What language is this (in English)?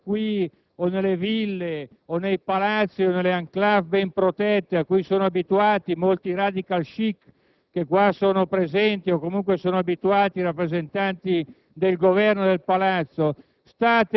Italian